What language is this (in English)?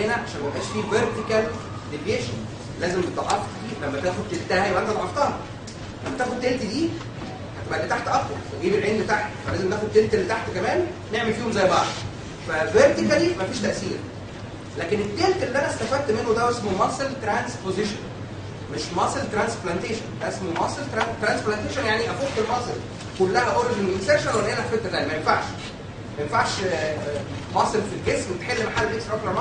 Arabic